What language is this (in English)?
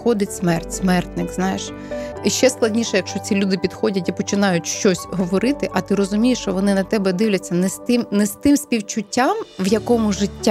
Ukrainian